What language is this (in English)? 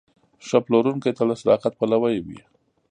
Pashto